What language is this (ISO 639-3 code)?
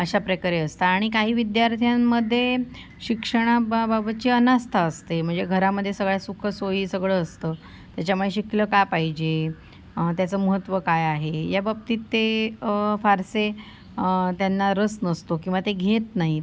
mar